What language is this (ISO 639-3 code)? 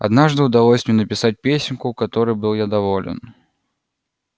rus